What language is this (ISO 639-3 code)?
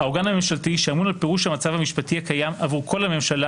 heb